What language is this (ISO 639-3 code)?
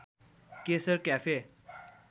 nep